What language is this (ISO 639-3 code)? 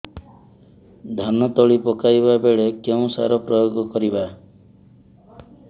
ori